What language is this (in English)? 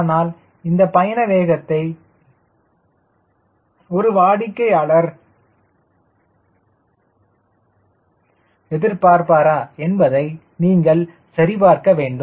Tamil